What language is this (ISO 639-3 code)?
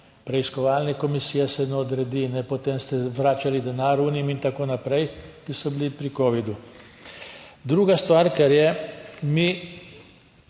slv